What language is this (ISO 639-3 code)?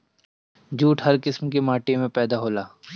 bho